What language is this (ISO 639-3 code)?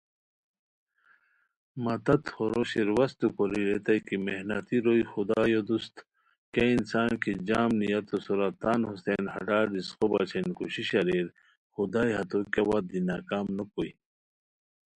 khw